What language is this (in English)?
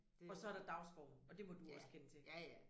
Danish